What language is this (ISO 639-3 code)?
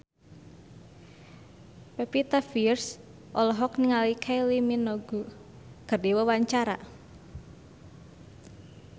sun